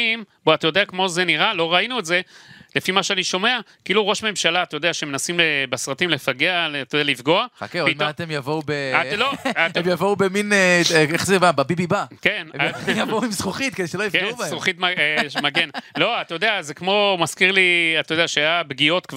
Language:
Hebrew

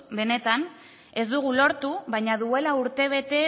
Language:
Basque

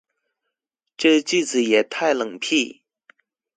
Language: Chinese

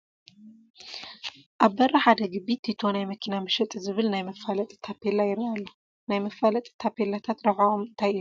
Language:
Tigrinya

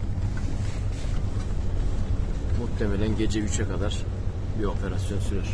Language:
Turkish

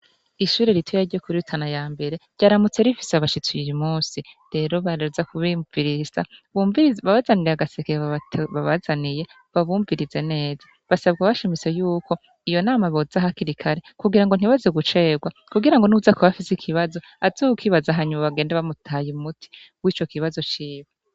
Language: Rundi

